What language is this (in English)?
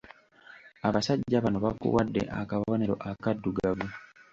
Ganda